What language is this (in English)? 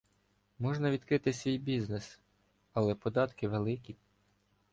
Ukrainian